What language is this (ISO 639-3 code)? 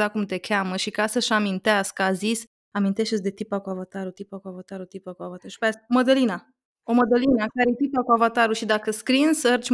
ron